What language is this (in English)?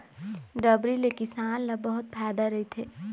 Chhattisgarhi